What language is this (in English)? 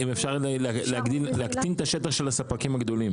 Hebrew